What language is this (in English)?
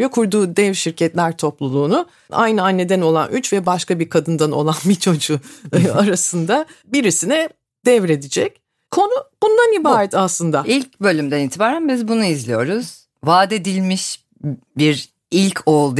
Turkish